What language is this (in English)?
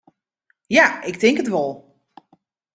Western Frisian